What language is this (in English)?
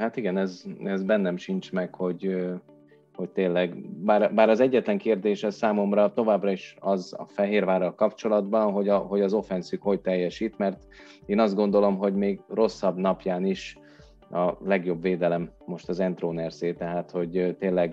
Hungarian